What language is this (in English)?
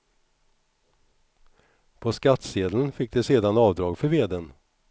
Swedish